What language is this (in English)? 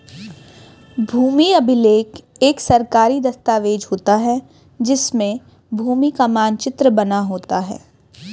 Hindi